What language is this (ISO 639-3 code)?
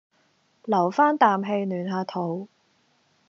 yue